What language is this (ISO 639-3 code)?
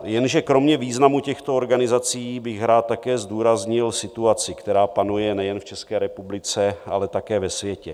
ces